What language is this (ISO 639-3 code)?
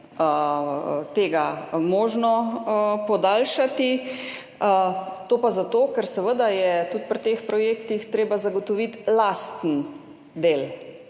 slv